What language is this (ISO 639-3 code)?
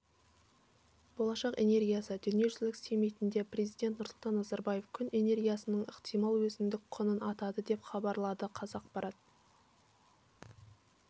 kaz